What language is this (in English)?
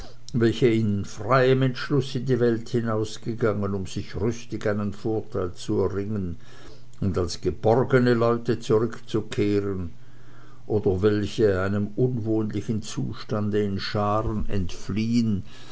German